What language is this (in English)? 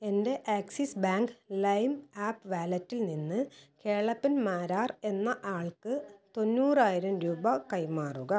Malayalam